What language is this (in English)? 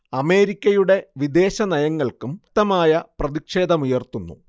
Malayalam